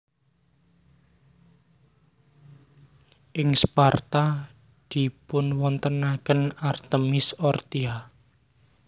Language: Javanese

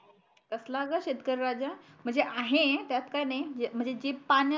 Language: Marathi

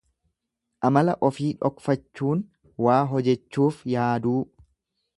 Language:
Oromo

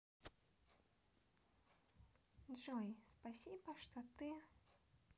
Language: Russian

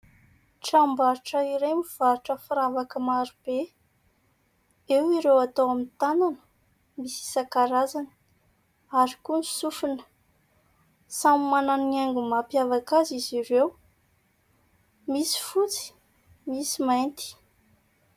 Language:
Malagasy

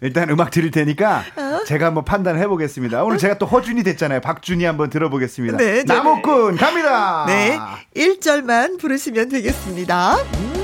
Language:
Korean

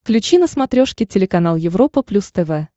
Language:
Russian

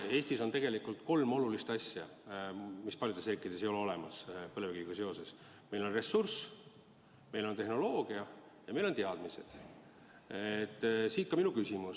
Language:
Estonian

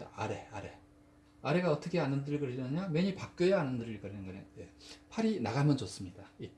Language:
Korean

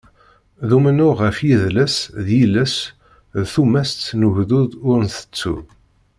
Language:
Kabyle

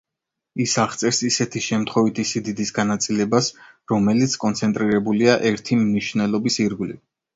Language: Georgian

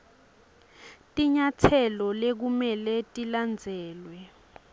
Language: Swati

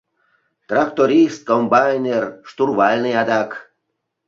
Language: Mari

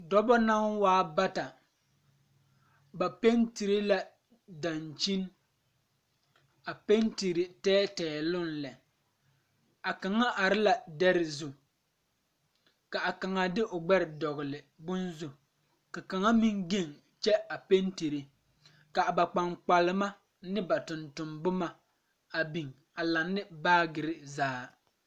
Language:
Southern Dagaare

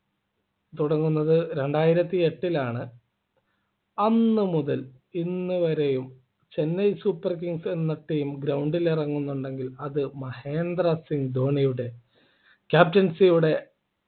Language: Malayalam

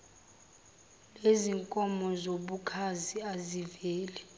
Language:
Zulu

